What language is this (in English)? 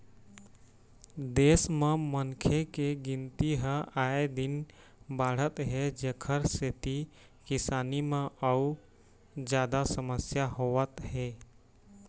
Chhattisgarhi